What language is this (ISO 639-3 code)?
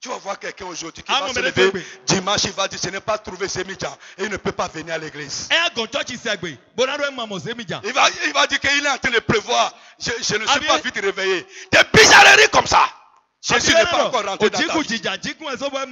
fra